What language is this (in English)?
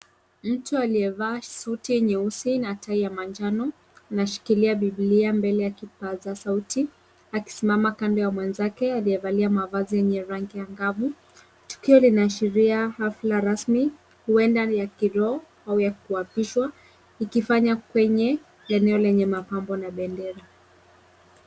Swahili